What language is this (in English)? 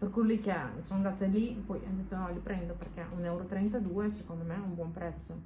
Italian